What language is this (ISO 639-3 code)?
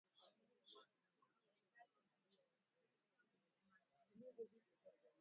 swa